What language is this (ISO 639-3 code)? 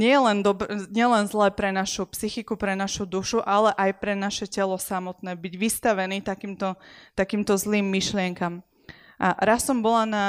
slk